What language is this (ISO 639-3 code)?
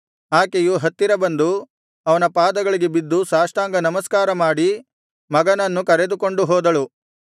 kan